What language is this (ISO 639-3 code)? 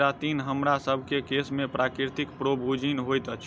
mai